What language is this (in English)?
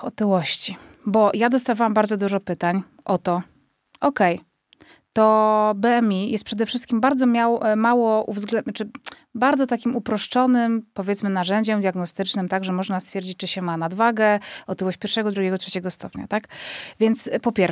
Polish